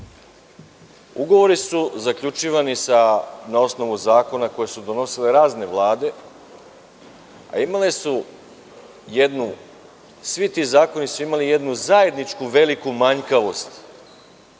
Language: Serbian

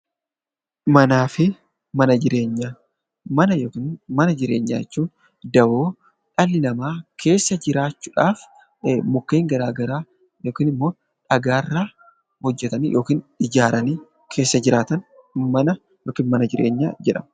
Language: Oromo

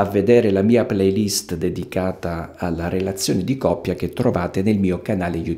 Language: Italian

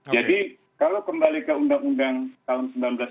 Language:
Indonesian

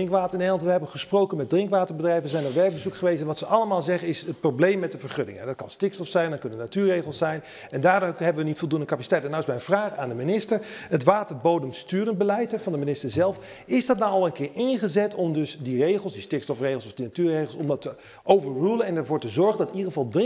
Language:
Dutch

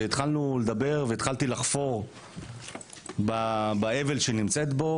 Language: Hebrew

